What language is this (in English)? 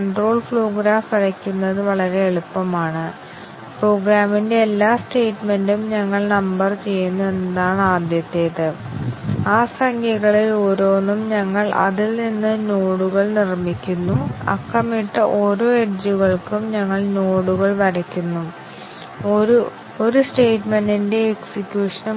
Malayalam